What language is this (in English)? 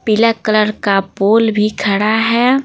Hindi